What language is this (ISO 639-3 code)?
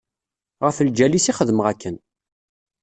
kab